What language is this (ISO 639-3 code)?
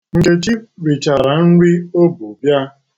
ibo